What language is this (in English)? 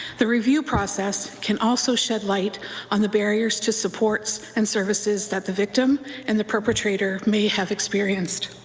English